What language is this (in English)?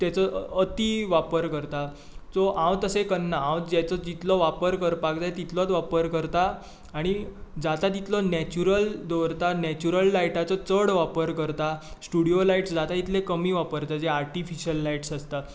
Konkani